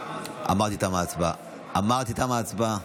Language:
Hebrew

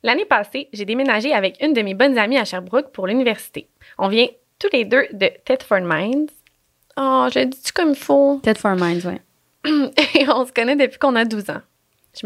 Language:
French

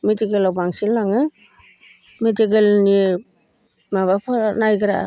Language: Bodo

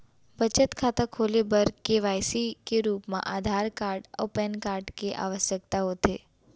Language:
Chhattisgarhi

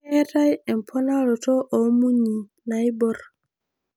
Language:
Masai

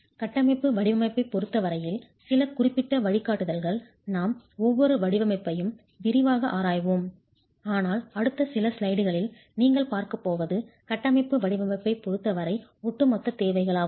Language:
Tamil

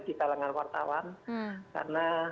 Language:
Indonesian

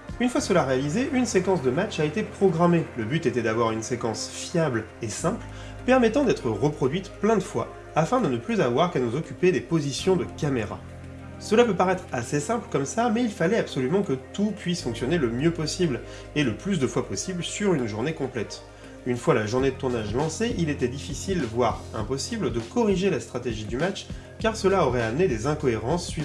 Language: French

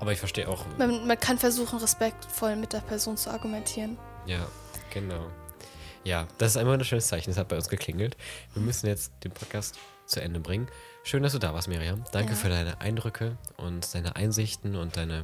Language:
German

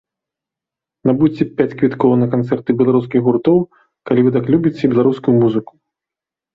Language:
Belarusian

